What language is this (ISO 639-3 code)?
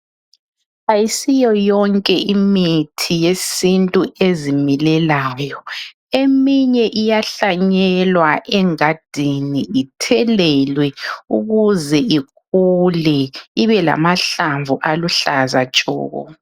nde